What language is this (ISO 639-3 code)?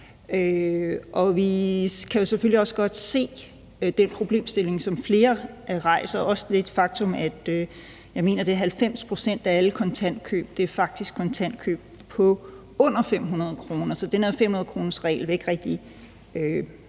dan